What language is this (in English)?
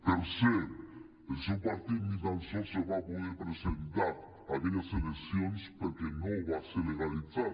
Catalan